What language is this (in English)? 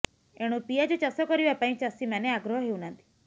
Odia